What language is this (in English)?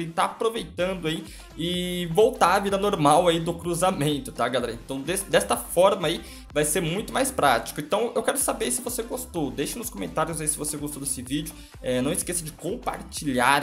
Portuguese